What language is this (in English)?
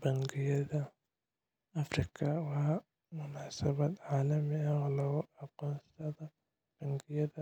Somali